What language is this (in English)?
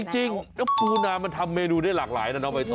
Thai